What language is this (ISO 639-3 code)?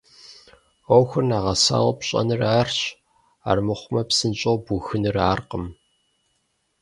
kbd